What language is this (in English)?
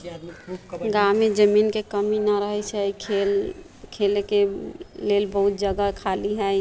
Maithili